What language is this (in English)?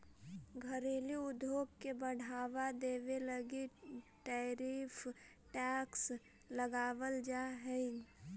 Magahi